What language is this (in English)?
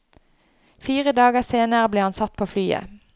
Norwegian